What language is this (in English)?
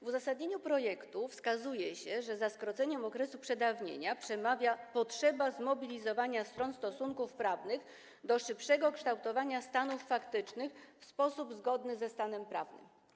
Polish